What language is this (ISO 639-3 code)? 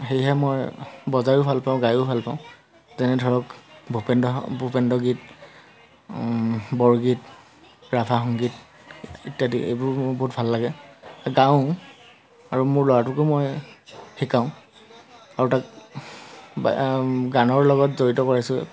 asm